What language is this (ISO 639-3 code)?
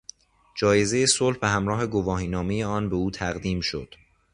fas